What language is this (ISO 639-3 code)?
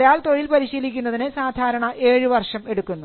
mal